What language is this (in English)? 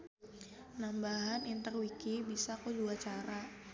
Sundanese